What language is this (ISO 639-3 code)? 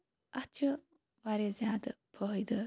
kas